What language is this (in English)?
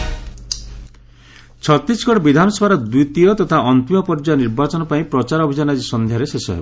Odia